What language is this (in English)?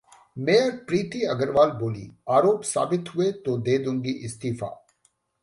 Hindi